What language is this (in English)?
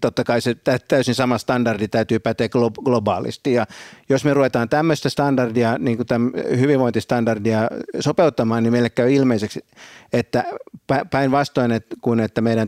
Finnish